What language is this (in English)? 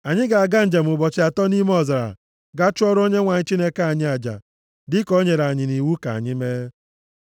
Igbo